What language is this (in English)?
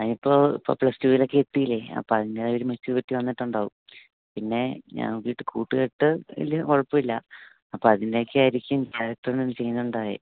Malayalam